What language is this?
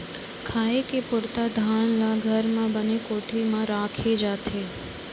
Chhattisgarhi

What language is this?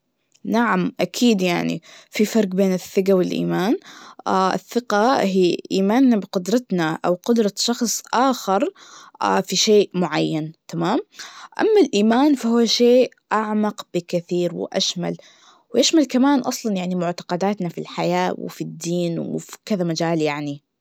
Najdi Arabic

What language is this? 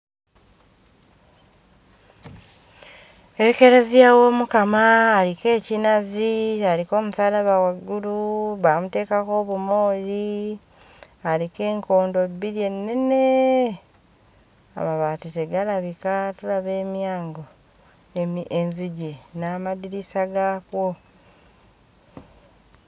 Ganda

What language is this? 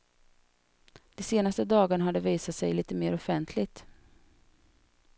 Swedish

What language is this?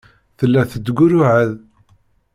Kabyle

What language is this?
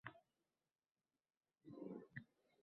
Uzbek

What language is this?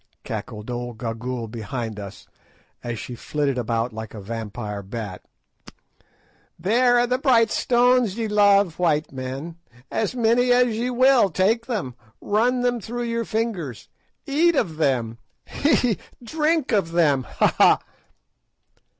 English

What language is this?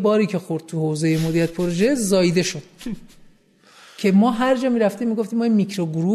Persian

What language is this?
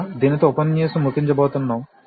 Telugu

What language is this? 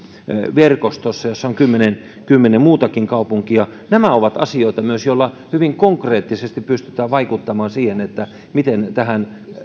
Finnish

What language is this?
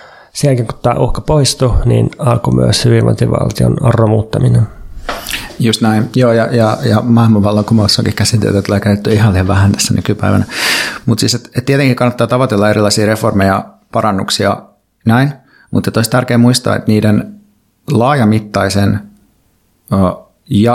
Finnish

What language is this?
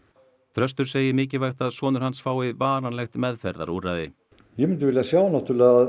Icelandic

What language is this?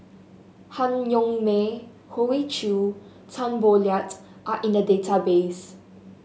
English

